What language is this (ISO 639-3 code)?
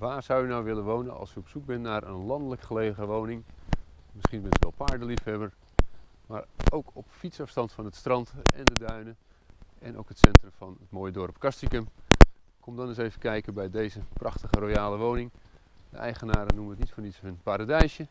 nld